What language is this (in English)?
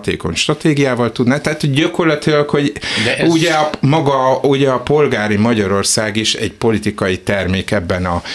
Hungarian